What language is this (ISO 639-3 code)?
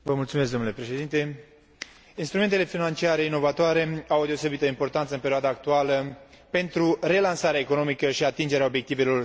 ron